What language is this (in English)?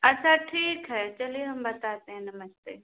Hindi